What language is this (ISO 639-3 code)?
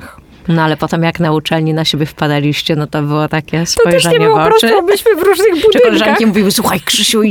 pol